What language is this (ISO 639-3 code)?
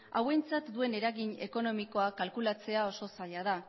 eus